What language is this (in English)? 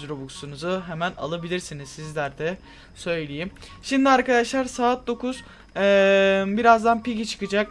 Turkish